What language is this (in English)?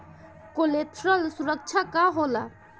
Bhojpuri